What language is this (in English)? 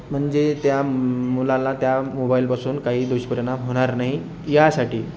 Marathi